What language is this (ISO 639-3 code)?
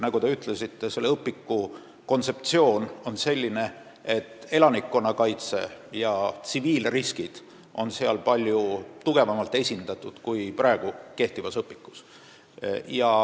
est